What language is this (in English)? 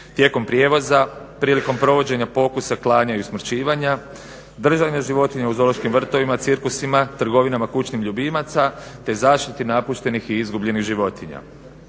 Croatian